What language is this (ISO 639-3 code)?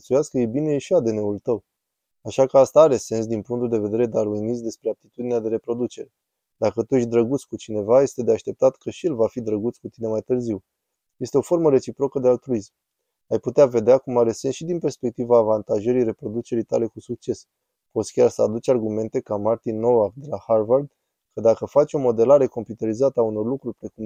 ron